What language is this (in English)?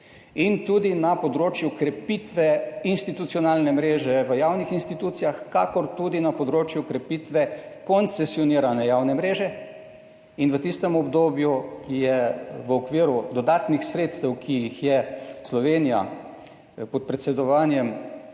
Slovenian